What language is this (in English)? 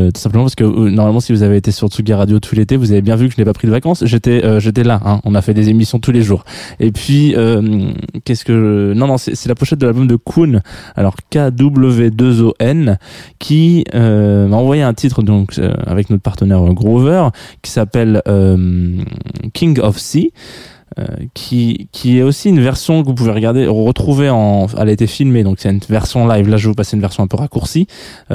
French